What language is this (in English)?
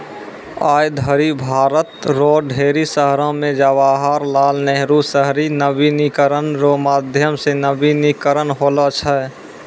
Maithili